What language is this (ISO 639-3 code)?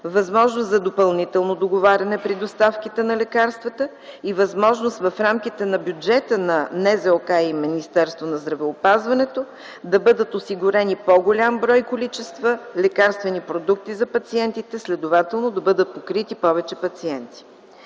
bul